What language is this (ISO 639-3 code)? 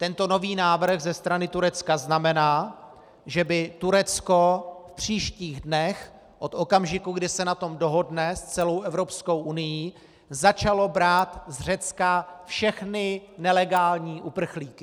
ces